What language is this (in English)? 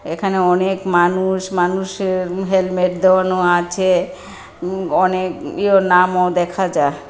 Bangla